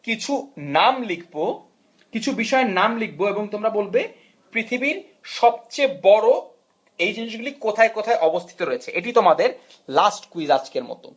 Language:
Bangla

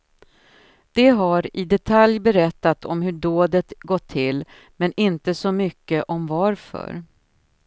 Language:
Swedish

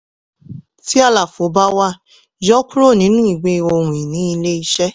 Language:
Yoruba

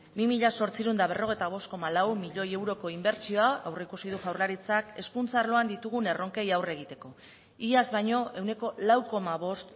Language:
Basque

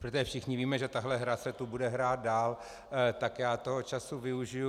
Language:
Czech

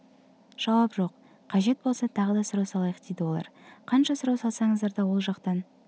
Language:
Kazakh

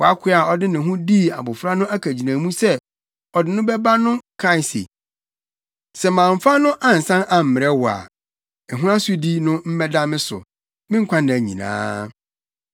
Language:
Akan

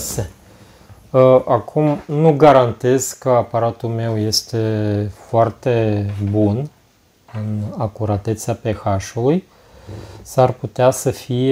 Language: Romanian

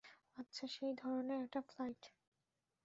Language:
Bangla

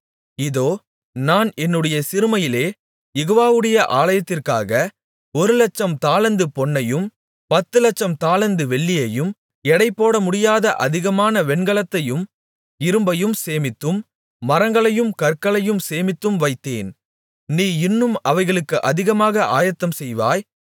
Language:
Tamil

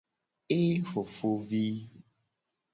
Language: Gen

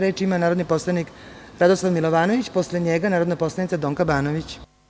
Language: Serbian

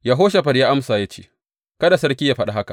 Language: Hausa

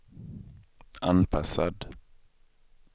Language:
Swedish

